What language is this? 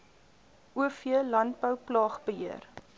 Afrikaans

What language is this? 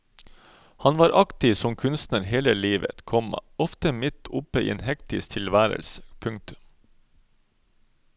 Norwegian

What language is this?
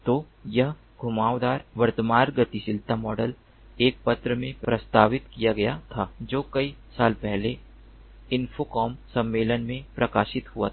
Hindi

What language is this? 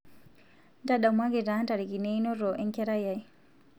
Masai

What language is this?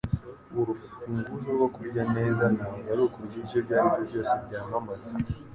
Kinyarwanda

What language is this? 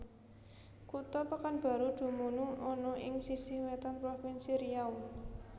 Javanese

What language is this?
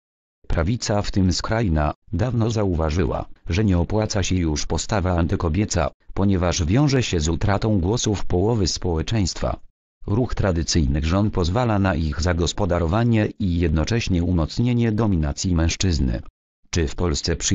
Polish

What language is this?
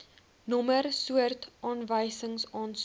Afrikaans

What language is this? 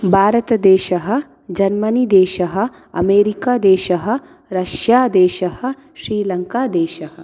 Sanskrit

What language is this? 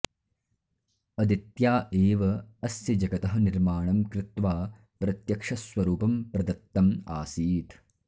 Sanskrit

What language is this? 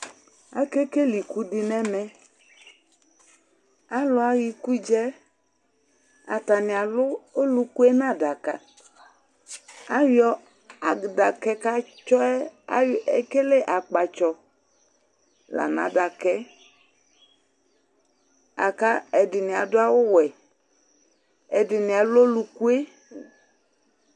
Ikposo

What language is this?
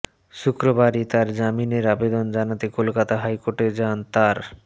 Bangla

